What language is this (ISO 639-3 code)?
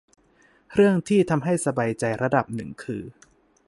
tha